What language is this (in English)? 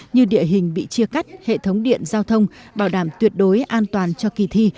Vietnamese